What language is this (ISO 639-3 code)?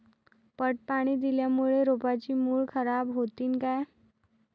mar